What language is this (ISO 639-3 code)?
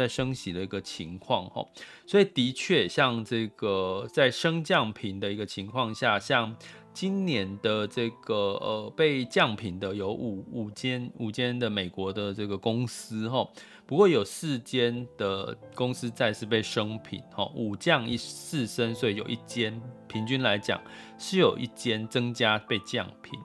zho